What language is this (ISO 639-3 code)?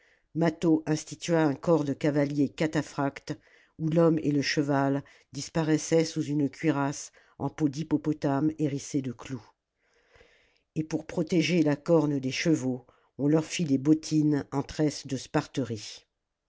fra